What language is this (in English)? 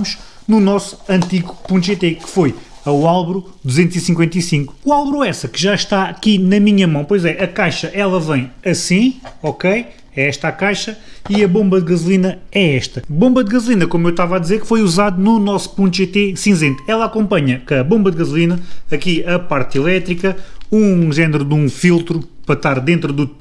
Portuguese